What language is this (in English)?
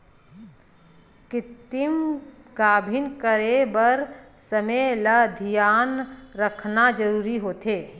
Chhattisgarhi